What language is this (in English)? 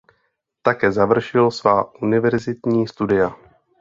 Czech